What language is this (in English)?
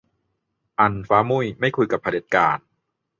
Thai